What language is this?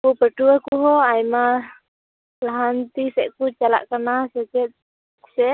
Santali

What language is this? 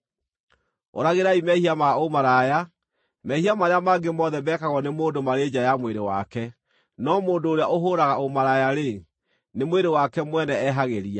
Kikuyu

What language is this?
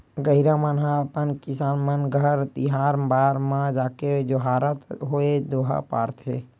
Chhattisgarhi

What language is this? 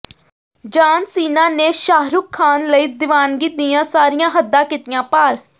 Punjabi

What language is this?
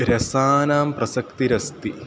Sanskrit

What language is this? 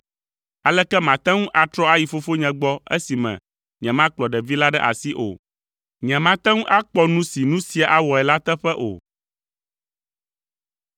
Ewe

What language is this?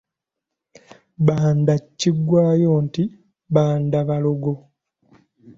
Ganda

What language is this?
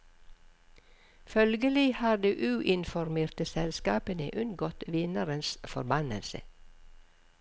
Norwegian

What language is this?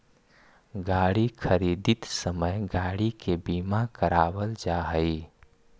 Magahi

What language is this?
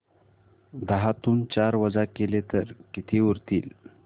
Marathi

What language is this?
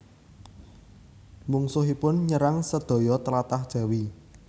Javanese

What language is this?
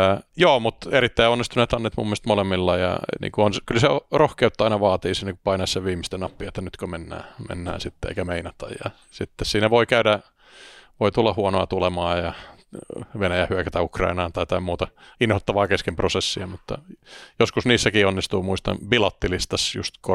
Finnish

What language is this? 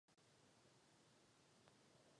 Czech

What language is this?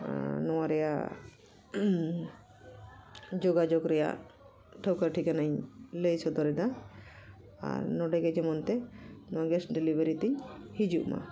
Santali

